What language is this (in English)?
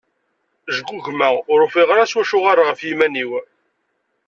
Kabyle